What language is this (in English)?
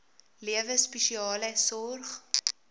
Afrikaans